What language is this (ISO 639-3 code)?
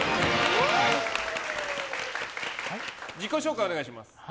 jpn